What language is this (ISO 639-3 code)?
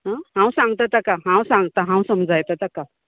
kok